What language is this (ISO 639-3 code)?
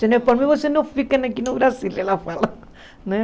por